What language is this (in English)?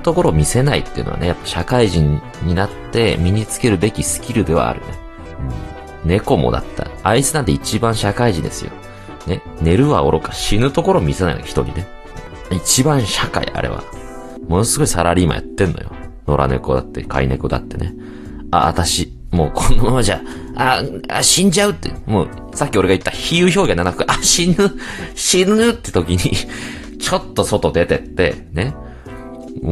Japanese